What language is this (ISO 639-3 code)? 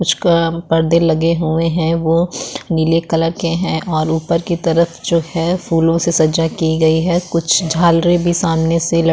hin